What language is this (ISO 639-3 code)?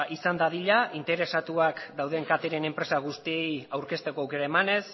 eus